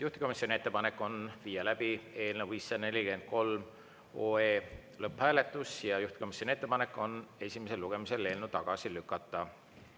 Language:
Estonian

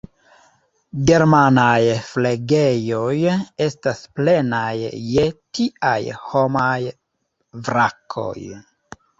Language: Esperanto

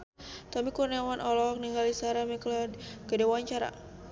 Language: Sundanese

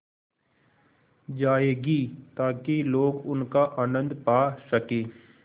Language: Hindi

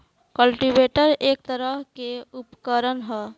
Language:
Bhojpuri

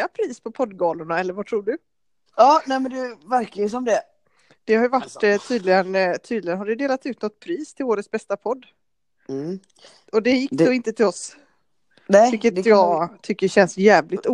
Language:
Swedish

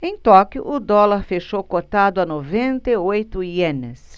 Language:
Portuguese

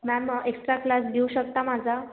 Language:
Marathi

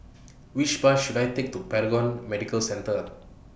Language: English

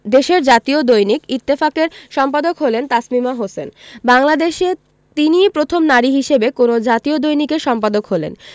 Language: Bangla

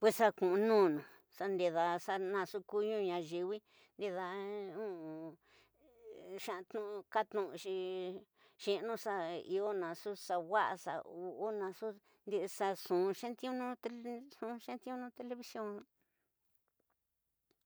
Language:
Tidaá Mixtec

